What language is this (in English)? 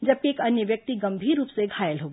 Hindi